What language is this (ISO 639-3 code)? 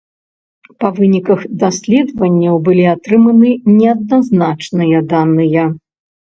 bel